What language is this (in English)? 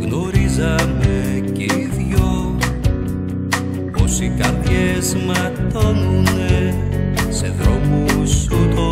Greek